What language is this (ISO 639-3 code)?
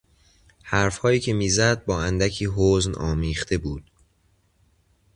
fas